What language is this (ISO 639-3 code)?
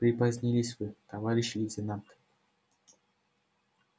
rus